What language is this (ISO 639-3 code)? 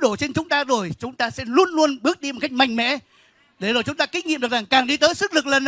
vie